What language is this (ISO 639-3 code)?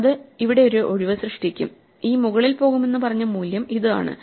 mal